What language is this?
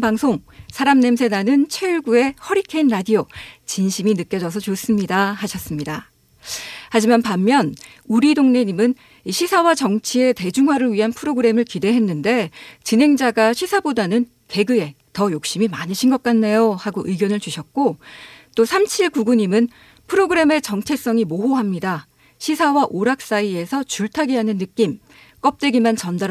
Korean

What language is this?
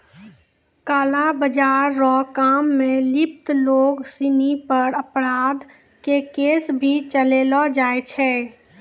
Maithili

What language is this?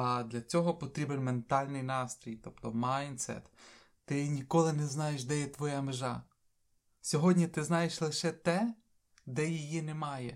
Ukrainian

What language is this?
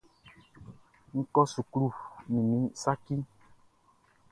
Baoulé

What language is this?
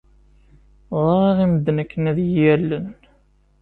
Kabyle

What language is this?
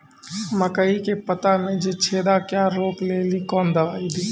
Maithili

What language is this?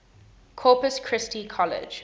English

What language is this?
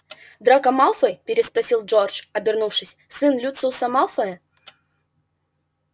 Russian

